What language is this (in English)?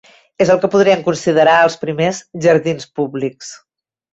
Catalan